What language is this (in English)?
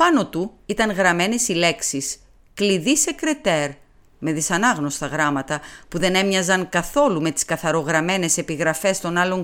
Greek